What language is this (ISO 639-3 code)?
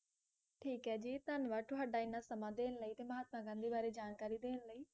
pan